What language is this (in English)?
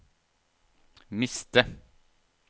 Norwegian